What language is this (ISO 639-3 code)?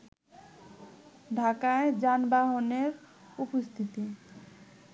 ben